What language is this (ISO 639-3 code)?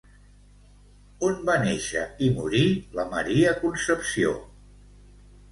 cat